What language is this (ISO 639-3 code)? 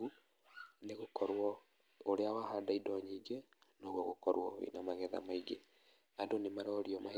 kik